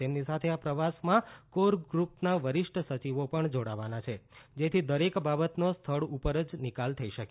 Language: Gujarati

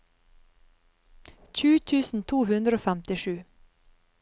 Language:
Norwegian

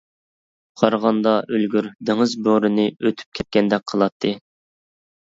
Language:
Uyghur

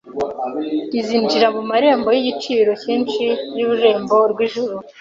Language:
Kinyarwanda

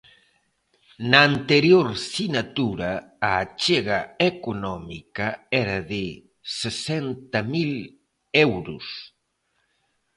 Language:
Galician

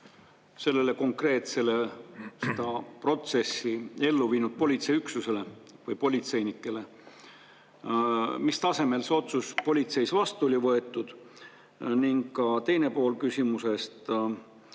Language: Estonian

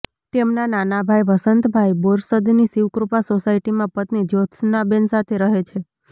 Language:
Gujarati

